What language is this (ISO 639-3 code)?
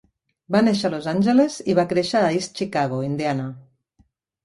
cat